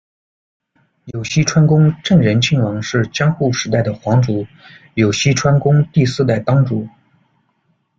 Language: Chinese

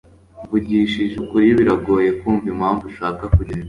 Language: Kinyarwanda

